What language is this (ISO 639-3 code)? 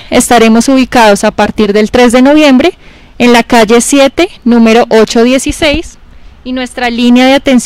spa